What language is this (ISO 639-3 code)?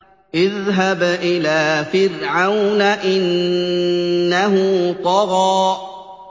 ara